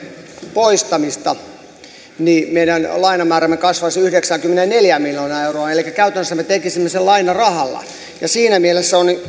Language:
Finnish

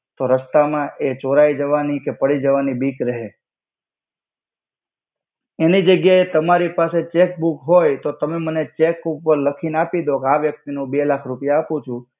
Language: Gujarati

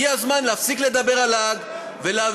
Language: Hebrew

